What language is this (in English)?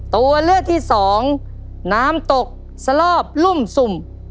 Thai